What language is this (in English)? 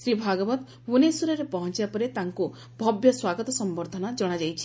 Odia